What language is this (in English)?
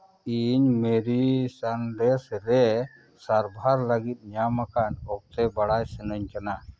Santali